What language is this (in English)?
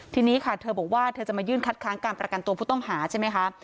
Thai